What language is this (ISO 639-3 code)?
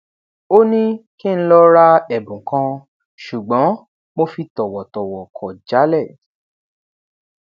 yor